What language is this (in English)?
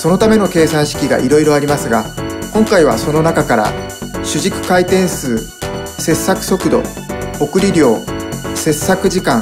Japanese